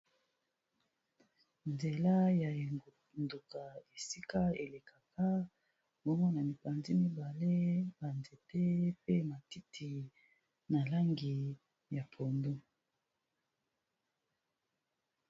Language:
Lingala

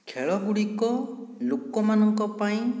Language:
Odia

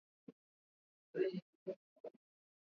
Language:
Swahili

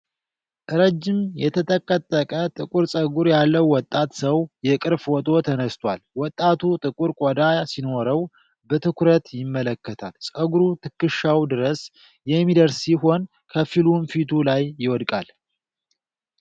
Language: Amharic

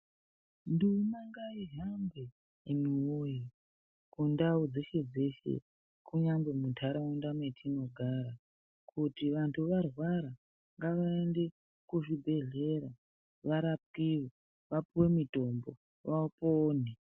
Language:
Ndau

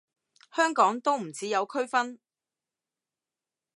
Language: Cantonese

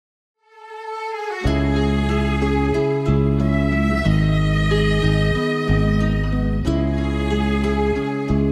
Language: Persian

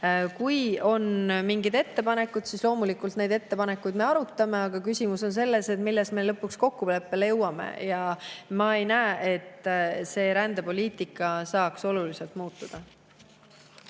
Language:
Estonian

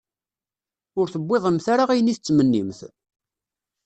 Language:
Kabyle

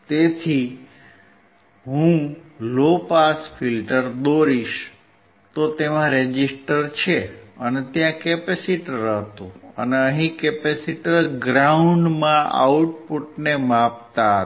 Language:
Gujarati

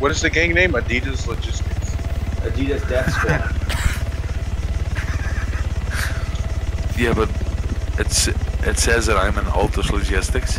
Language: English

